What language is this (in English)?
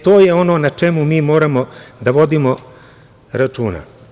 Serbian